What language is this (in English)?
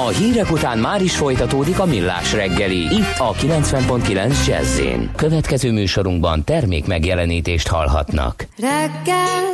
Hungarian